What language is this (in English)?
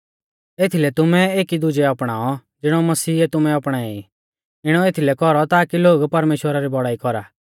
Mahasu Pahari